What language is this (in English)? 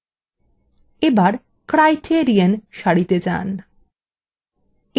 Bangla